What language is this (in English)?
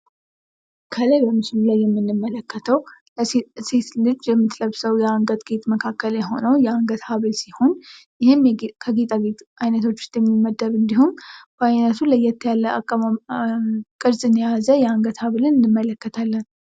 Amharic